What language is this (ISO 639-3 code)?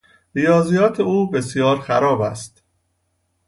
fas